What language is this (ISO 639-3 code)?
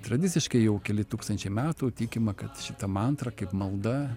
lit